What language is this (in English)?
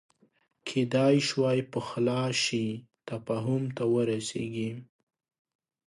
Pashto